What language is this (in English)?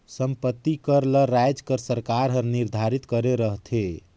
Chhattisgarhi